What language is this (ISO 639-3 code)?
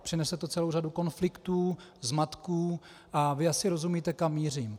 ces